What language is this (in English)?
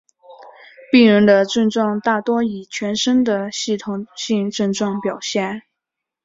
Chinese